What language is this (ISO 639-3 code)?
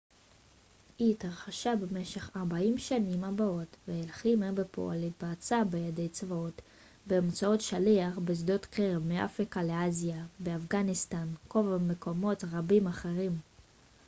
heb